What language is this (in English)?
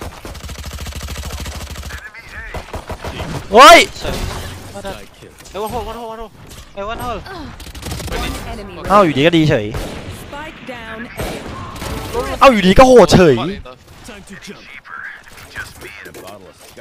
Thai